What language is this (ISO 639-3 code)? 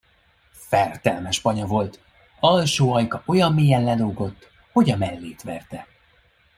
hun